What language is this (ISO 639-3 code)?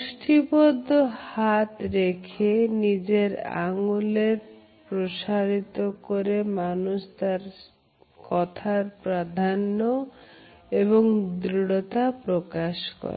ben